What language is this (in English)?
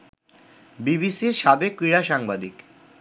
Bangla